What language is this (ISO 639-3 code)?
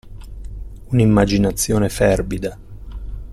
ita